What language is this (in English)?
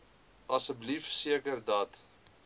Afrikaans